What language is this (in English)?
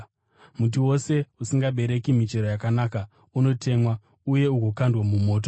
Shona